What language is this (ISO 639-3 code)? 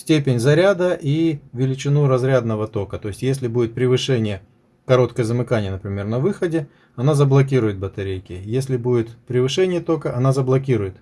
rus